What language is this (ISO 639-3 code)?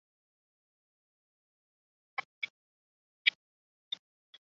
zho